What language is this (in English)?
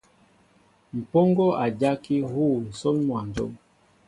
Mbo (Cameroon)